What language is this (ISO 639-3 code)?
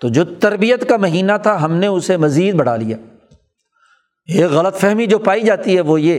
urd